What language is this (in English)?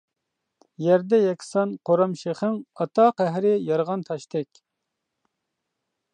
Uyghur